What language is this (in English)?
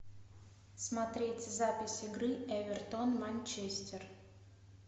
Russian